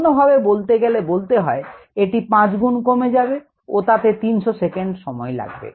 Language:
Bangla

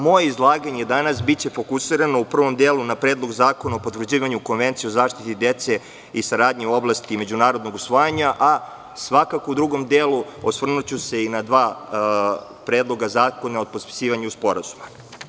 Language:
Serbian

